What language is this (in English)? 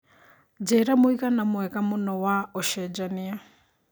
Kikuyu